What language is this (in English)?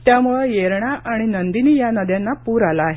Marathi